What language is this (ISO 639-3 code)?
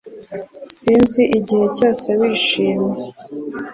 kin